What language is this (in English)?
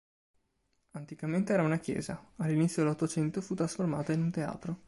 Italian